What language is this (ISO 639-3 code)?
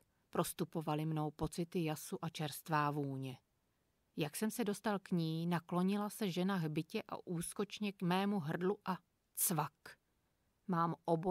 ces